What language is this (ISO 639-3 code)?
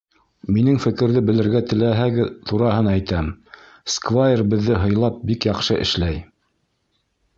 bak